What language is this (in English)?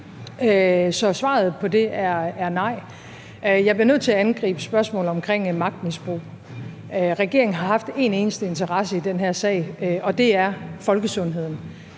Danish